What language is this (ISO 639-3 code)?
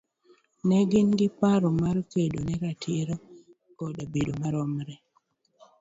luo